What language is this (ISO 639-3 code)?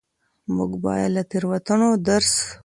pus